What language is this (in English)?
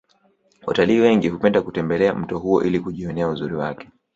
Swahili